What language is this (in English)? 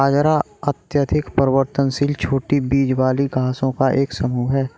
Hindi